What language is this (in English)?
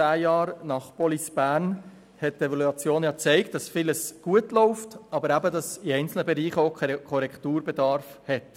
Swiss German